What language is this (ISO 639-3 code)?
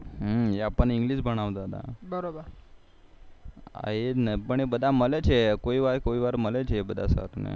guj